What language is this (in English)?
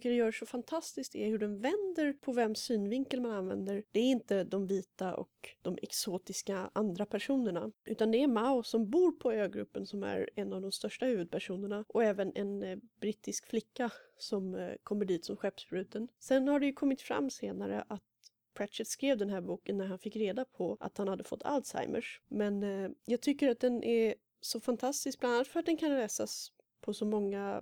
Swedish